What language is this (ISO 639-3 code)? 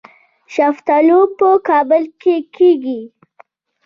pus